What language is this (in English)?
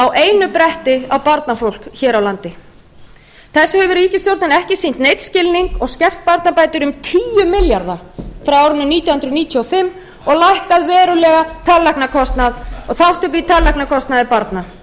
Icelandic